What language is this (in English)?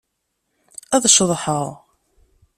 Kabyle